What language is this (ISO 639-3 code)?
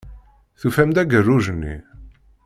kab